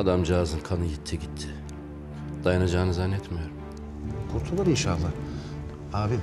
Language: Turkish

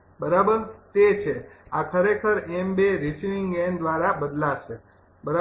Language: Gujarati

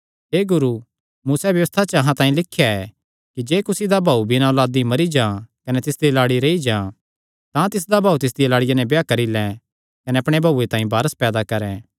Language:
Kangri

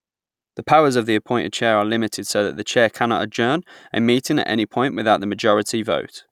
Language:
English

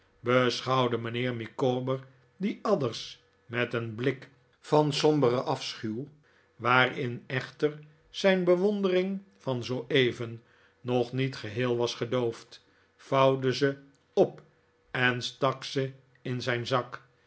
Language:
Dutch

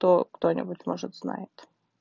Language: Russian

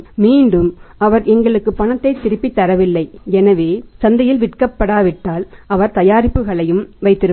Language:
Tamil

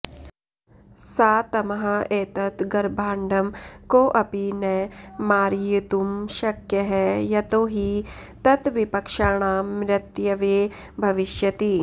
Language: Sanskrit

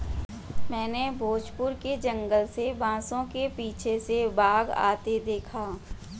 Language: Hindi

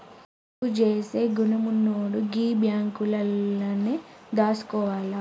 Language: Telugu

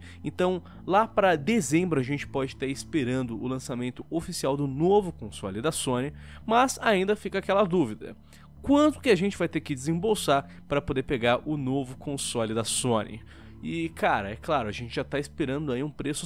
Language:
Portuguese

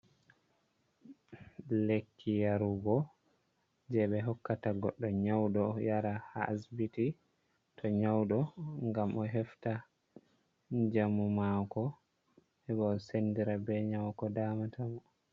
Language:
Fula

